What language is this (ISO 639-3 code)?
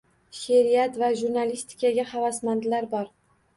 uzb